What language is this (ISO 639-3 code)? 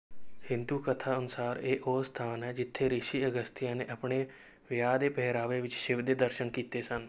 pan